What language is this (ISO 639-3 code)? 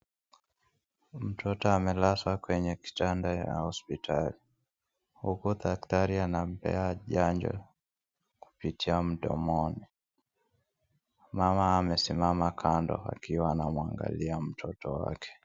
swa